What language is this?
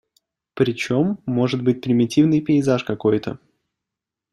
Russian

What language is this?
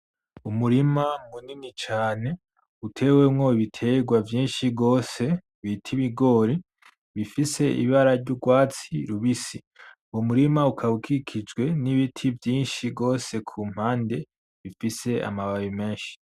Rundi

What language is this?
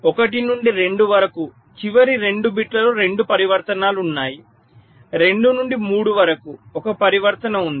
Telugu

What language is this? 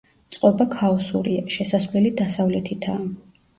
Georgian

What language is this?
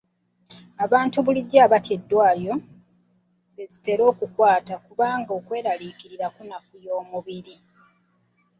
Ganda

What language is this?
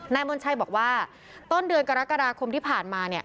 Thai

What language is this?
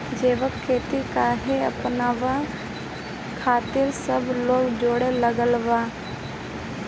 Bhojpuri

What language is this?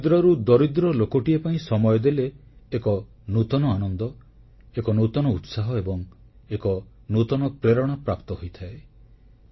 Odia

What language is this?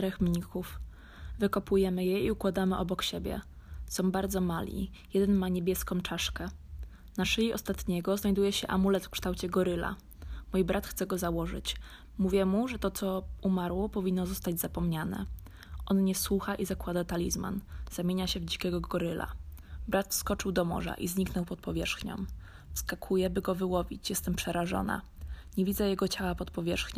Polish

